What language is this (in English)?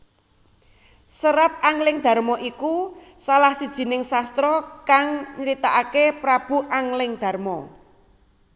Javanese